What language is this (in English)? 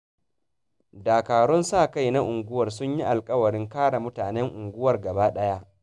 Hausa